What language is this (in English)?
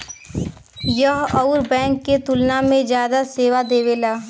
Bhojpuri